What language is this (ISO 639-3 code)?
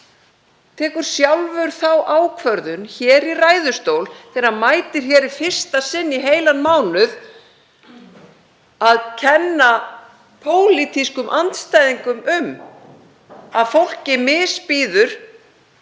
isl